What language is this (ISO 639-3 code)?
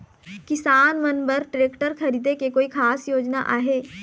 hne